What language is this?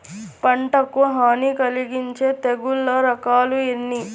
Telugu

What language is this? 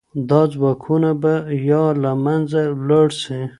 Pashto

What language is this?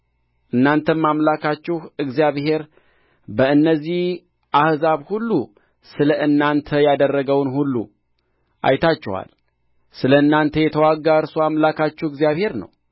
Amharic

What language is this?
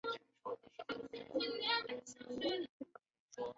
Chinese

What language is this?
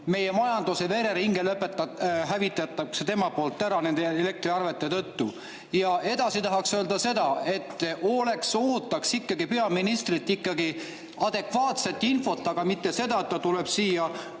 Estonian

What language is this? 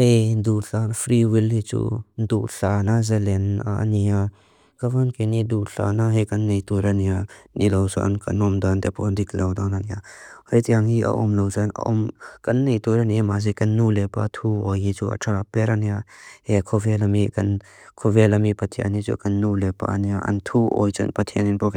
Mizo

